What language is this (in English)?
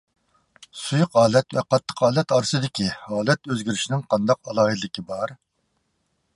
Uyghur